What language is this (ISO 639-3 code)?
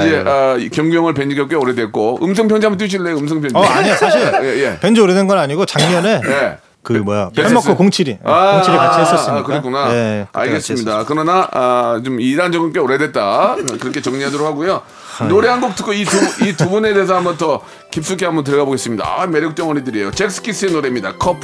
kor